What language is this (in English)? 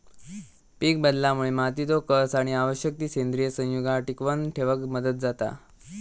Marathi